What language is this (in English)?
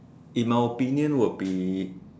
English